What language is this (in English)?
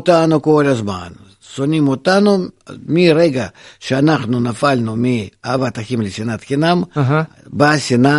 Hebrew